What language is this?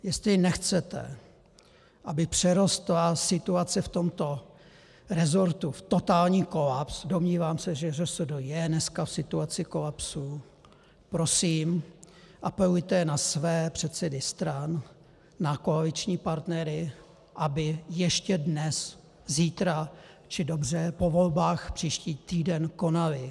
Czech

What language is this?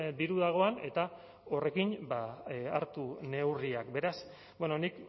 Basque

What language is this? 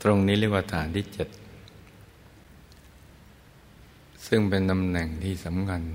Thai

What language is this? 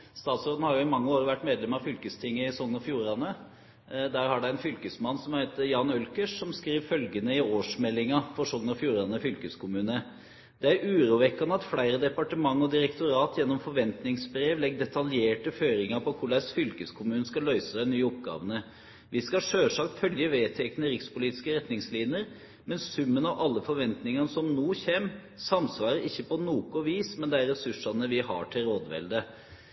Norwegian Nynorsk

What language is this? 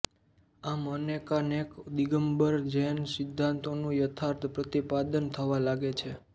Gujarati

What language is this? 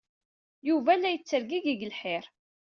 Kabyle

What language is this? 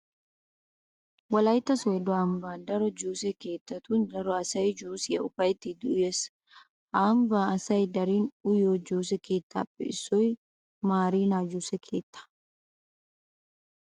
Wolaytta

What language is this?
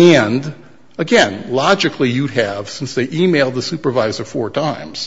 English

